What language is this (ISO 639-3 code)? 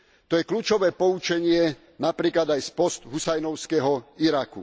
slk